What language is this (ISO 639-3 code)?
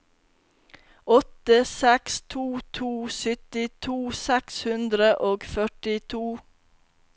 nor